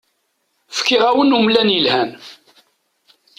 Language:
Kabyle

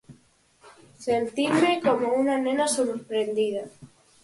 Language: Galician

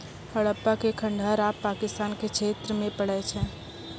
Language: Maithili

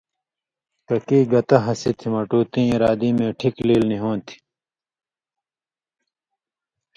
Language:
Indus Kohistani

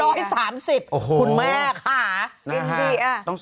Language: Thai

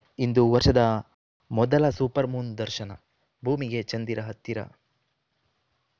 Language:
Kannada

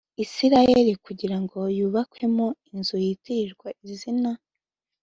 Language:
Kinyarwanda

